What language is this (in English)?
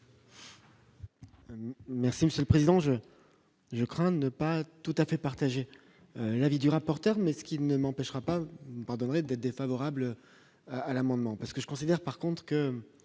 French